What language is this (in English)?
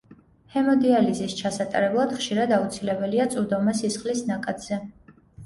Georgian